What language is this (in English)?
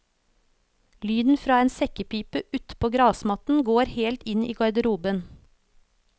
Norwegian